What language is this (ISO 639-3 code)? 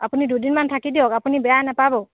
asm